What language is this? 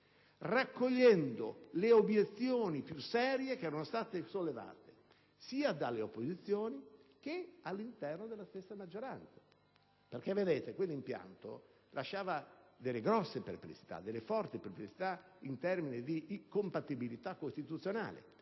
Italian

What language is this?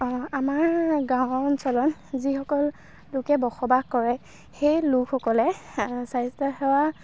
Assamese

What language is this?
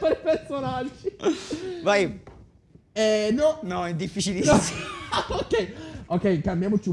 Italian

